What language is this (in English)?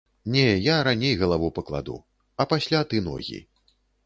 Belarusian